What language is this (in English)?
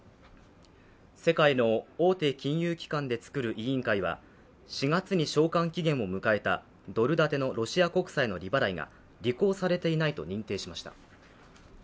Japanese